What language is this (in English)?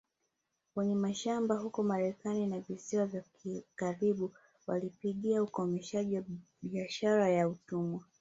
Swahili